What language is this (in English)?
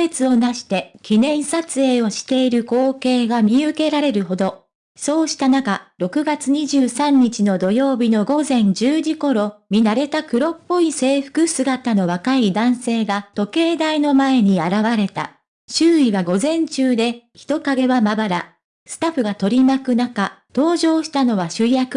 Japanese